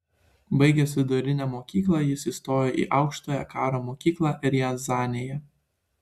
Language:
Lithuanian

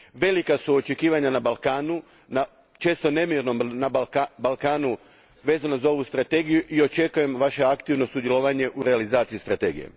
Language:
Croatian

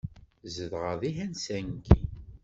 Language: Kabyle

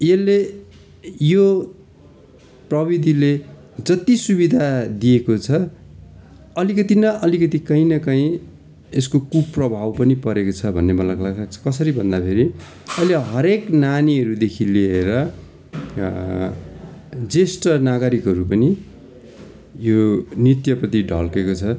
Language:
Nepali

